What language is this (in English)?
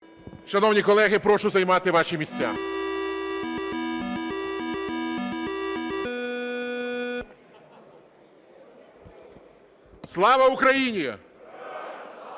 Ukrainian